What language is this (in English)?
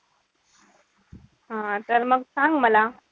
Marathi